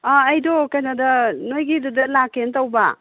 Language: Manipuri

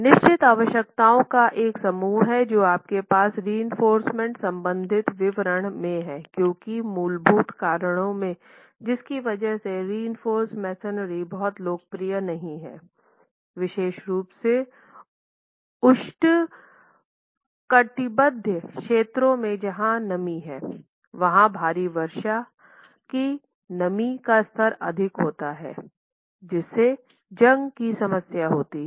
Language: Hindi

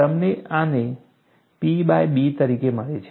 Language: Gujarati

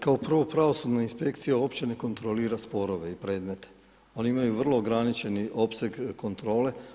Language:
Croatian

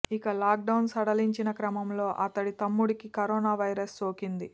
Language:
Telugu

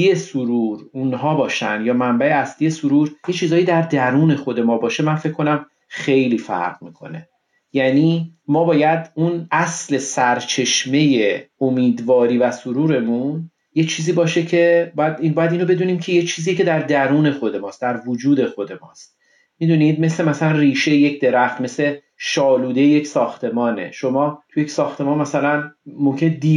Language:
Persian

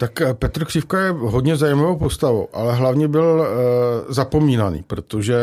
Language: Czech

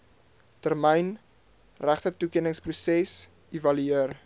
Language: Afrikaans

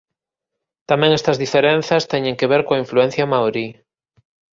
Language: Galician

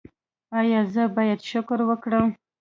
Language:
Pashto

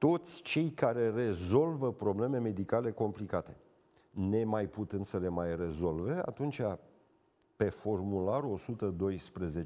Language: Romanian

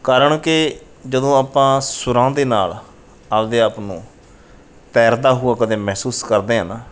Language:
Punjabi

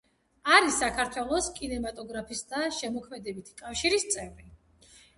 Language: Georgian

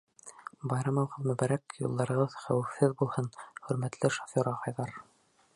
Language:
Bashkir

